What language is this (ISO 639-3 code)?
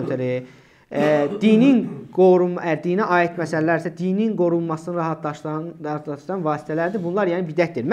tur